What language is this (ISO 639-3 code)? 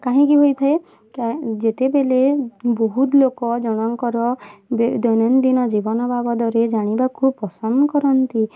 ori